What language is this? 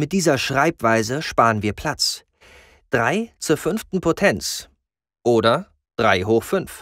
German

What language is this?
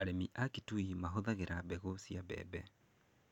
Kikuyu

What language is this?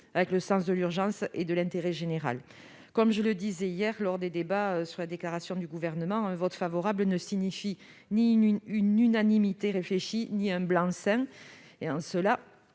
French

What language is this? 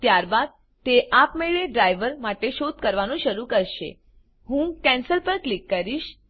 Gujarati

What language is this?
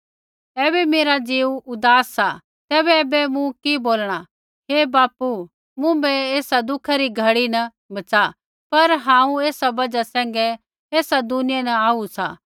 Kullu Pahari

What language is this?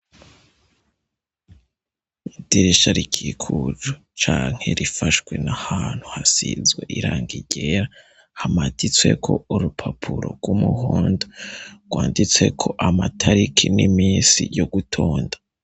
Rundi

